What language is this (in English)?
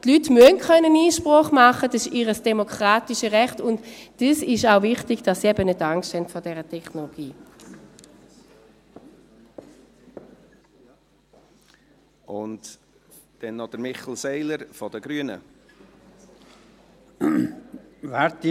Swiss German